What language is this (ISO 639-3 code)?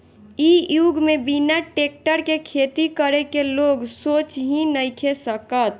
bho